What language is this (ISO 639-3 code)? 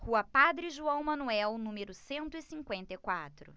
por